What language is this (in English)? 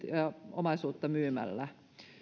Finnish